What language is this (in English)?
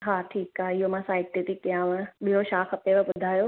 Sindhi